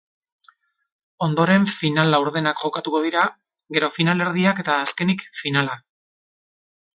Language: Basque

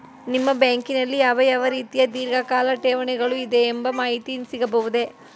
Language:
Kannada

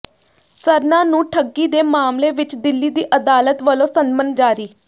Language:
Punjabi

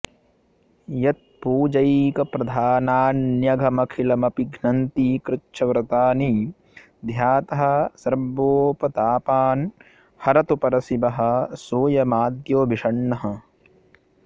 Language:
Sanskrit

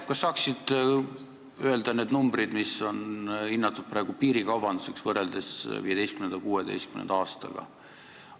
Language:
Estonian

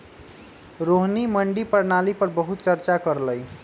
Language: Magahi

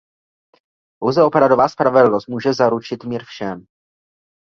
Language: Czech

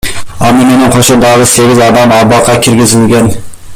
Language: Kyrgyz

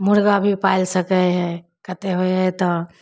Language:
Maithili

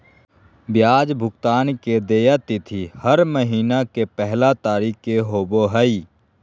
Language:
Magahi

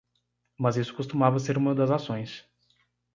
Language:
Portuguese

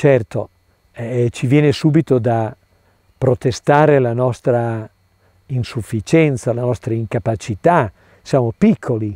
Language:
Italian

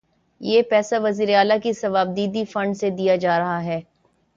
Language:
Urdu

